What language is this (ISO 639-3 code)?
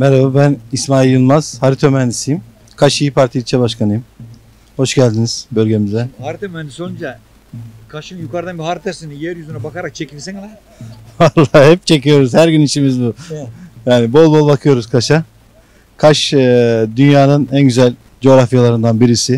tur